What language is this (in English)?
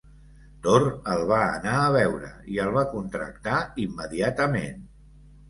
Catalan